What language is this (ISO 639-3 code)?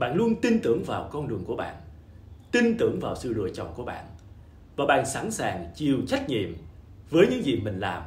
vie